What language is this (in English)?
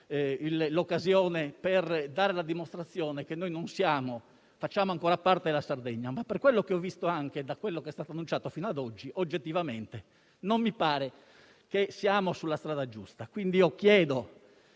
Italian